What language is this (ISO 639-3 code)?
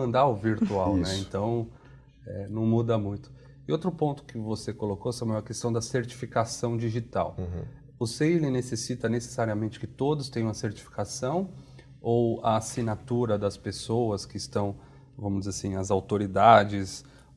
por